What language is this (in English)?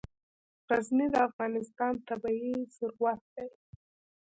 Pashto